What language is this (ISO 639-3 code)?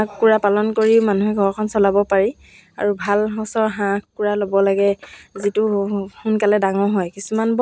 asm